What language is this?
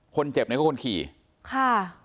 Thai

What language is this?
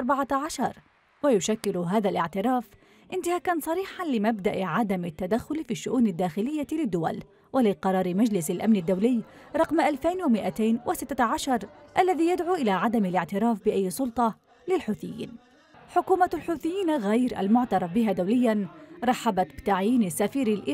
Arabic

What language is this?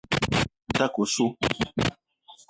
Eton (Cameroon)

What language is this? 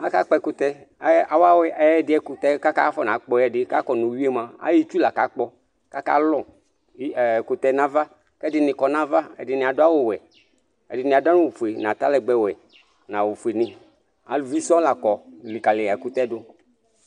Ikposo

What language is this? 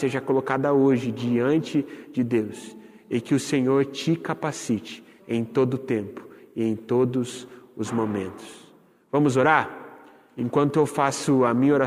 Portuguese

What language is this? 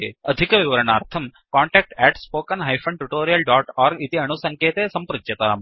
Sanskrit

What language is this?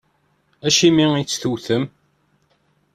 Kabyle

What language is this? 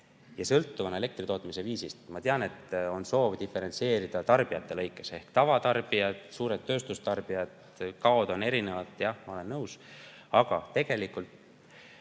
Estonian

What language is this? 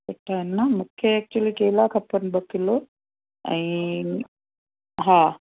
Sindhi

